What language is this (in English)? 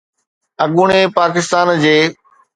Sindhi